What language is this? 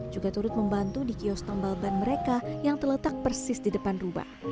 Indonesian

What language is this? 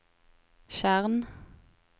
Norwegian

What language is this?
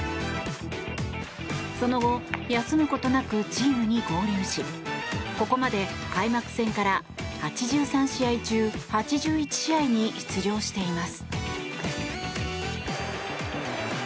Japanese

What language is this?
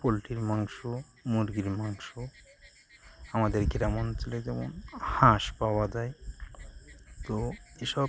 Bangla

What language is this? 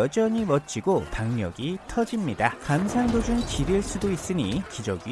Korean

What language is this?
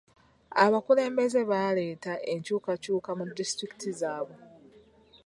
Ganda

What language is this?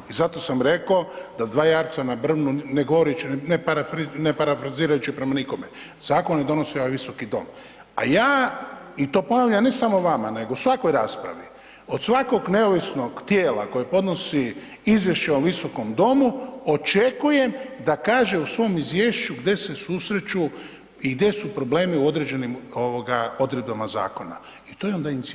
Croatian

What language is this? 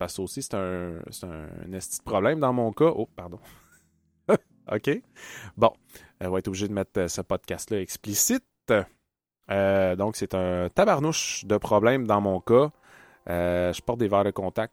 French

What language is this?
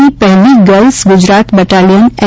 Gujarati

